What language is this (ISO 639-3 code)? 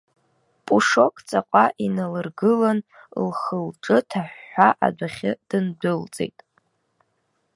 abk